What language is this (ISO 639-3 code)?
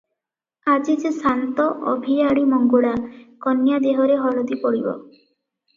ori